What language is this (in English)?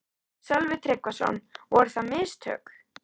Icelandic